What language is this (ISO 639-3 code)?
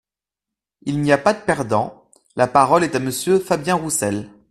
fra